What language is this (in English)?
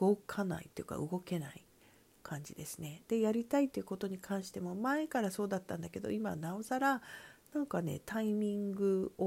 Japanese